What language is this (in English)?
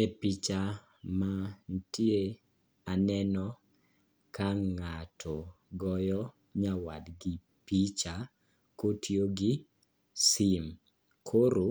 Luo (Kenya and Tanzania)